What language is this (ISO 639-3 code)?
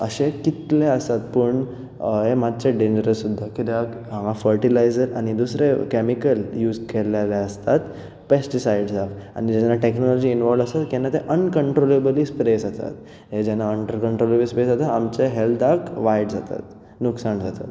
kok